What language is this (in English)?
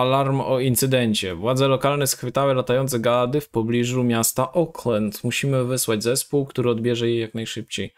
Polish